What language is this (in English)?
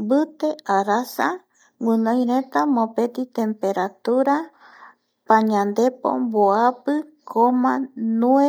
Eastern Bolivian Guaraní